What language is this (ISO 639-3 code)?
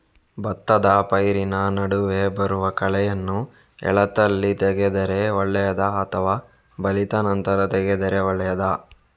kan